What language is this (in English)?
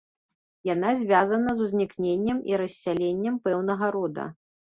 Belarusian